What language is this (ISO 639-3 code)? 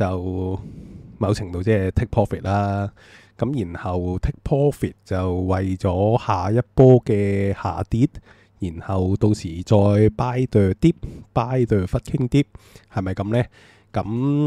zho